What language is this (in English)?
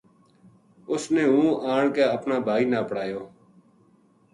Gujari